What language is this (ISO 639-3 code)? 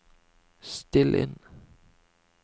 nor